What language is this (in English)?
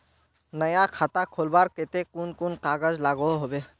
Magahi